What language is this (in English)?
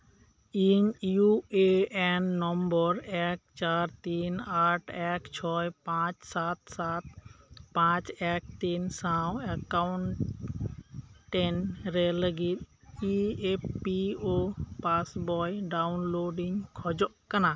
Santali